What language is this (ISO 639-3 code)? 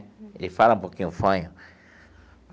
por